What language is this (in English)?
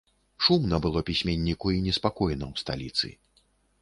Belarusian